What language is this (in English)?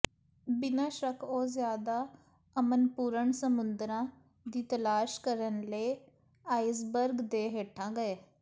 Punjabi